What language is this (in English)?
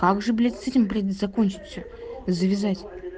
Russian